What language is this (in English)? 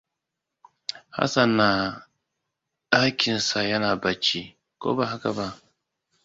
Hausa